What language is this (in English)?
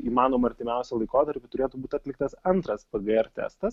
Lithuanian